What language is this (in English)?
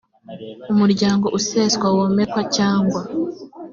Kinyarwanda